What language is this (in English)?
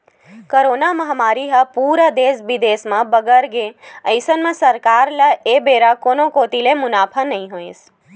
Chhattisgarhi